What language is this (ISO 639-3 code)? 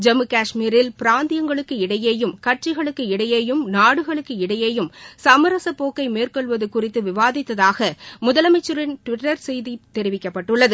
tam